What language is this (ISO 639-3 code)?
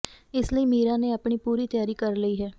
pan